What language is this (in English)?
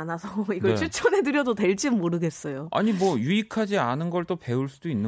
Korean